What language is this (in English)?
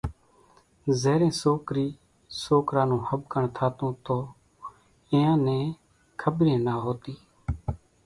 Kachi Koli